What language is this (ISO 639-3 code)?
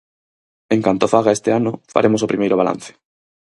glg